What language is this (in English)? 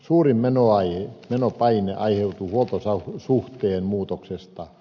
Finnish